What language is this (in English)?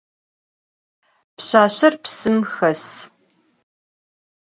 Adyghe